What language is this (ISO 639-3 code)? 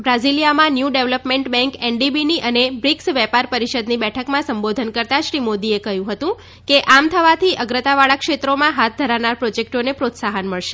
guj